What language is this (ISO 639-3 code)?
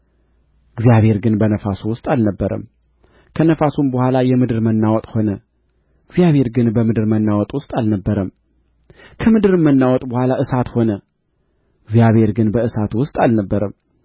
amh